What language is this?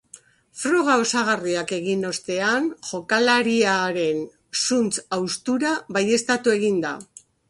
Basque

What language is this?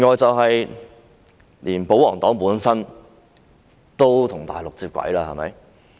Cantonese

